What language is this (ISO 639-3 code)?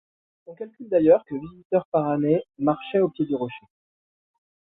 fra